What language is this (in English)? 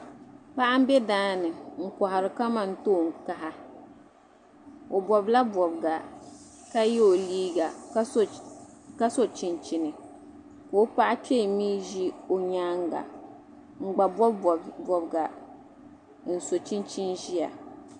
Dagbani